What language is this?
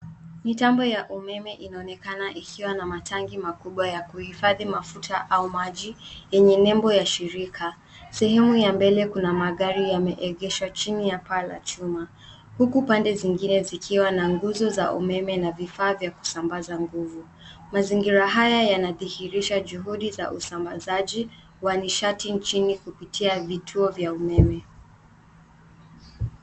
Swahili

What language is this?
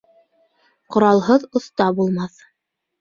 Bashkir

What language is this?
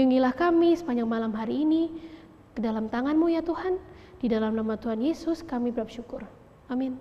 Indonesian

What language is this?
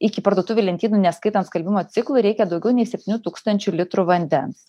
Lithuanian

